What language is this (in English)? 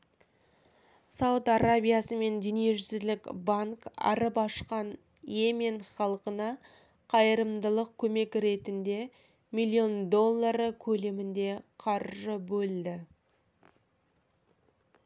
Kazakh